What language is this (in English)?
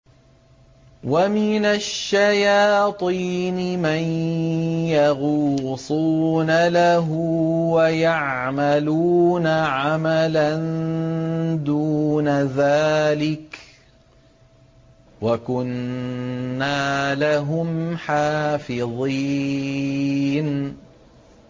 Arabic